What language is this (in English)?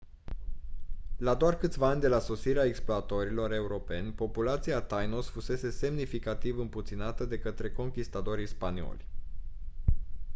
Romanian